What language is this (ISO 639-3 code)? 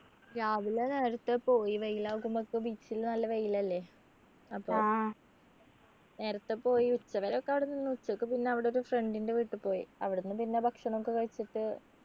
mal